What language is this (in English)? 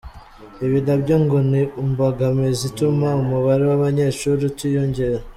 Kinyarwanda